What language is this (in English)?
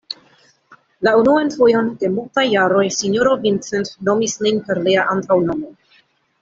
Esperanto